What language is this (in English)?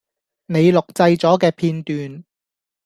Cantonese